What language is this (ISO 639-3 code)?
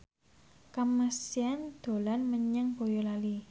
jav